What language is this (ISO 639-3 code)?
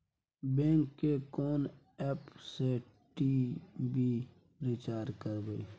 mai